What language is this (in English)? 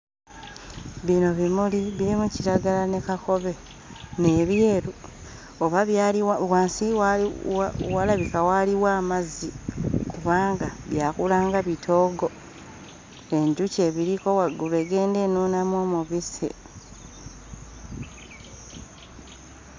Ganda